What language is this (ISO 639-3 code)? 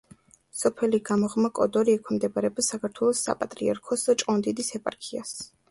kat